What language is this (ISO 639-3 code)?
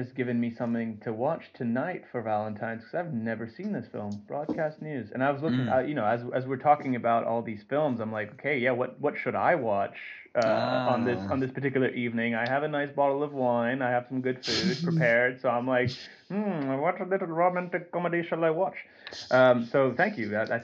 eng